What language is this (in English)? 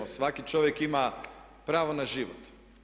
Croatian